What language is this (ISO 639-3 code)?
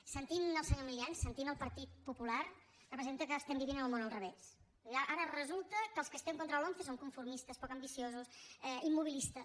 cat